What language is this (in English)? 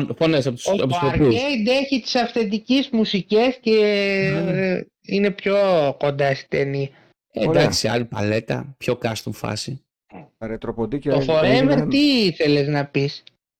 Greek